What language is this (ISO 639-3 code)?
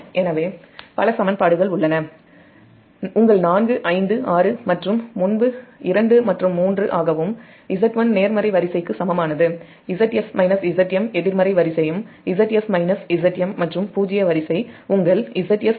tam